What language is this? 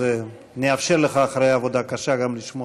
Hebrew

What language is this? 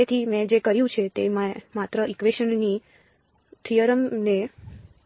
Gujarati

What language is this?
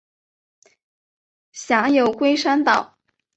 Chinese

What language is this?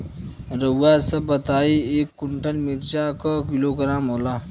Bhojpuri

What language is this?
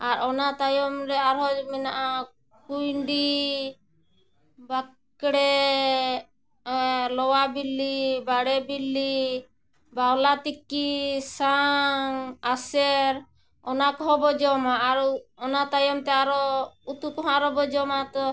Santali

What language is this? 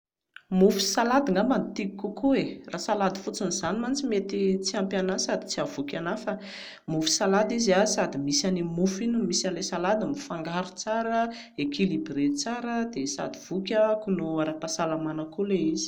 Malagasy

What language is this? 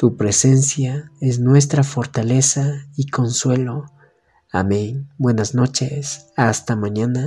Spanish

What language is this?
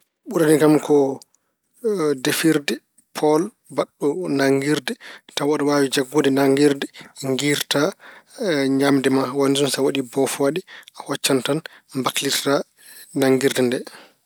Fula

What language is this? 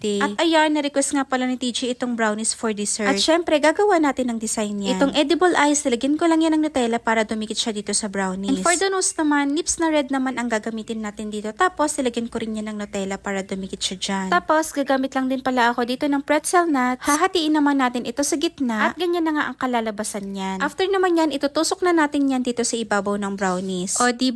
Filipino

